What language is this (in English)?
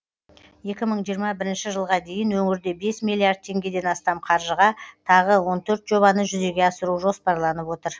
Kazakh